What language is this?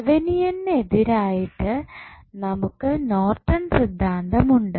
Malayalam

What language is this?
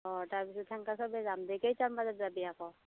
Assamese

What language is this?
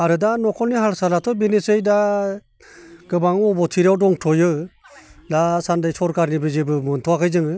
Bodo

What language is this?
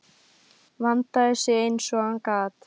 Icelandic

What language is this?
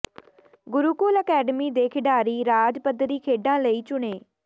Punjabi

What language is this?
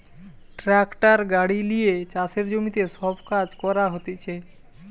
Bangla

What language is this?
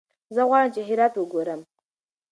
Pashto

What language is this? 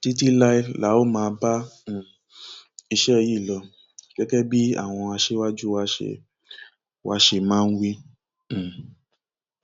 Yoruba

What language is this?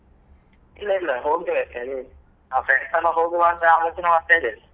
Kannada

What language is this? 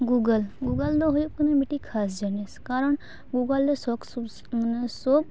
Santali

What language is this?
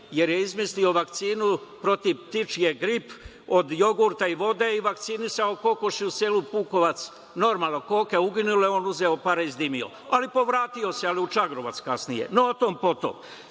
Serbian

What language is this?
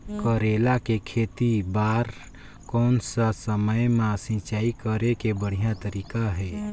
Chhattisgarhi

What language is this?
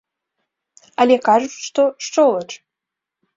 Belarusian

